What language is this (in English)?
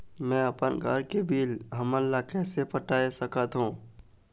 Chhattisgarhi